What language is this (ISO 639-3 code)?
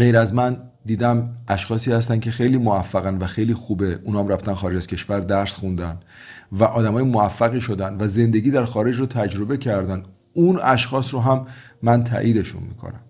fas